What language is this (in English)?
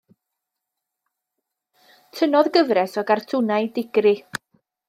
Welsh